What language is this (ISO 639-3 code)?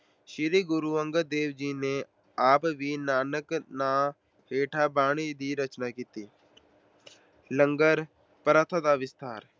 pan